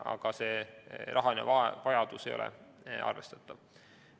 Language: Estonian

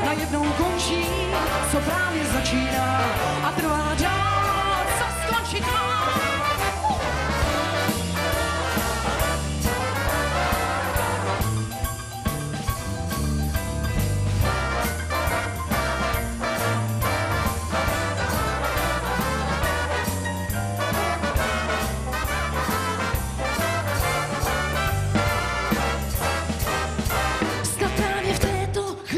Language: Czech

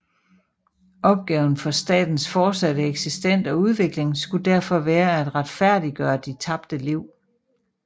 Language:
Danish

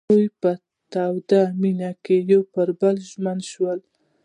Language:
Pashto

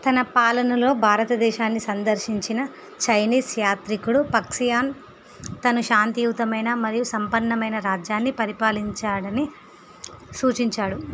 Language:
Telugu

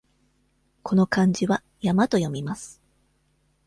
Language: Japanese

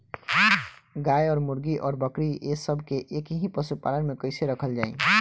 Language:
Bhojpuri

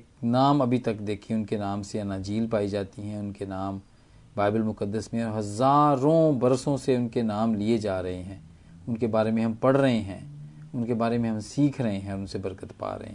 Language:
Hindi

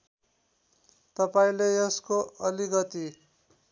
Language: Nepali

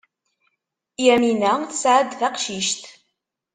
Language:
Kabyle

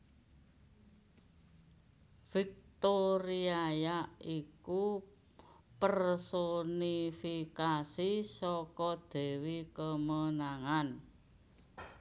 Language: Javanese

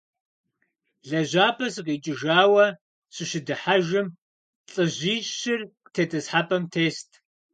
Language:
Kabardian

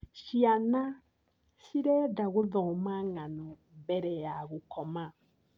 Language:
Kikuyu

